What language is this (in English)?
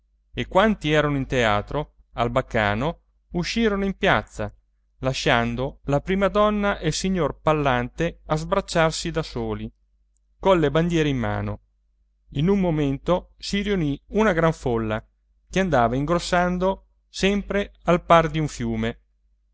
Italian